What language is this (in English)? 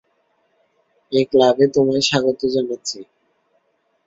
Bangla